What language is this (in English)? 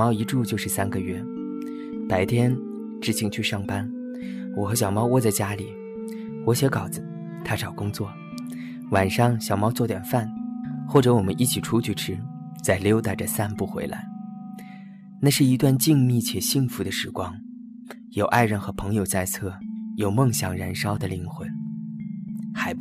Chinese